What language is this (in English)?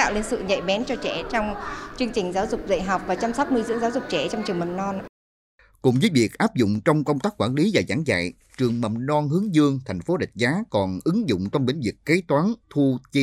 Vietnamese